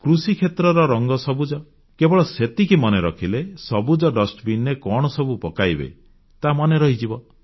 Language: Odia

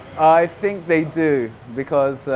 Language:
English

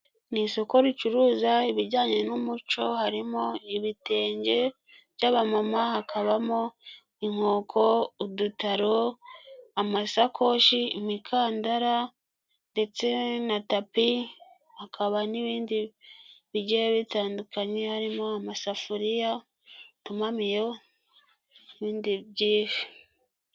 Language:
Kinyarwanda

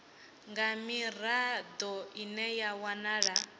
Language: Venda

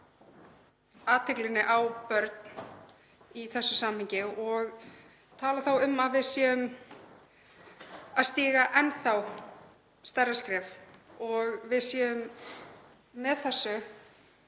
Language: Icelandic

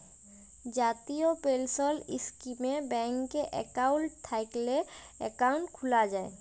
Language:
Bangla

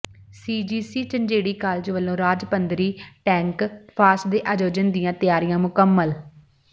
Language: Punjabi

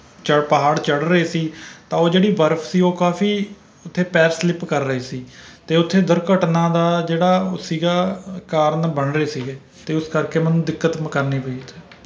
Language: Punjabi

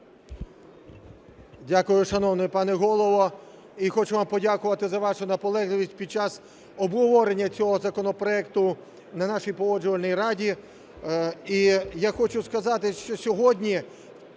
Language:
Ukrainian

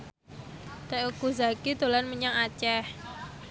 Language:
Javanese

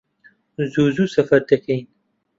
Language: Central Kurdish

